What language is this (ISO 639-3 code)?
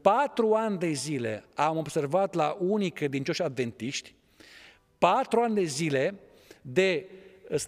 ron